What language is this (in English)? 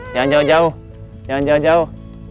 Indonesian